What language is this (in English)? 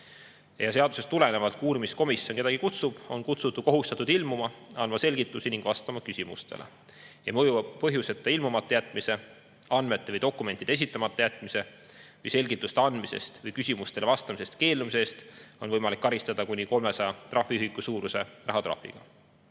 Estonian